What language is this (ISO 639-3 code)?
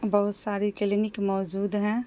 urd